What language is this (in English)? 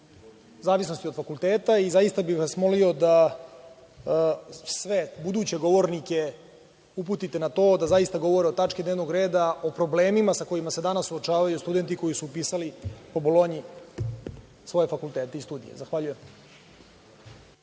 Serbian